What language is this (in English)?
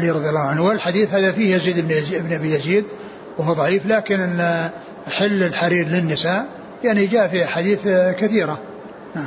Arabic